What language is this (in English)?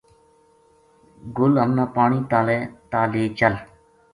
Gujari